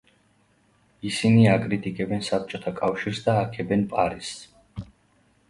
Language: Georgian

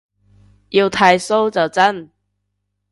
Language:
Cantonese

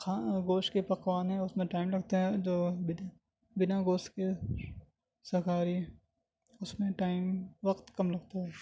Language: Urdu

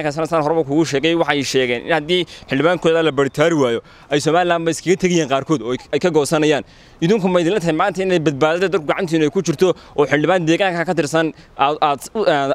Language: Arabic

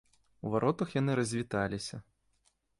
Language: Belarusian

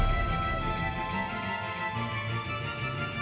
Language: Thai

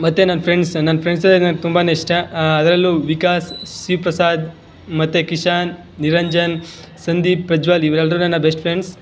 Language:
Kannada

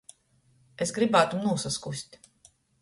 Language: Latgalian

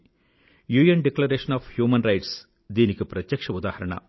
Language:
Telugu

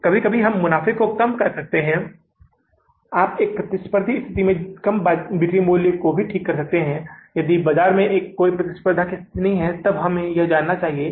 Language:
Hindi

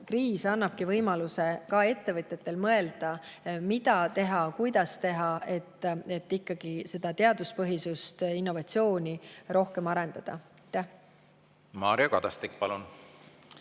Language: Estonian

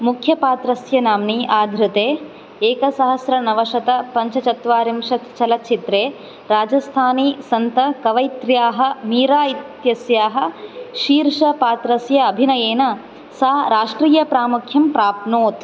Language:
Sanskrit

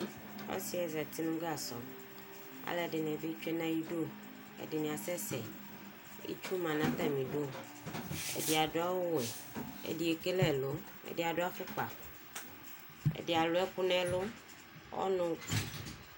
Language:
Ikposo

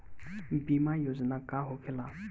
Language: Bhojpuri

